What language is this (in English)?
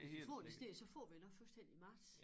Danish